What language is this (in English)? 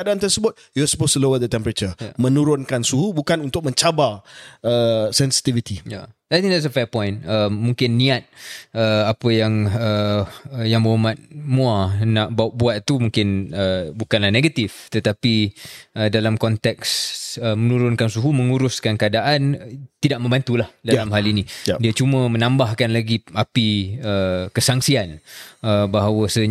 Malay